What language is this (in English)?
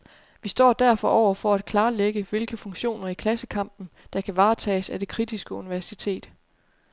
Danish